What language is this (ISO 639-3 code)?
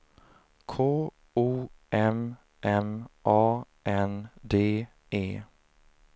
swe